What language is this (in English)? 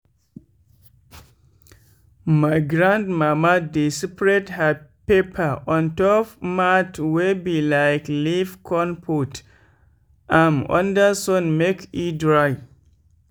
Nigerian Pidgin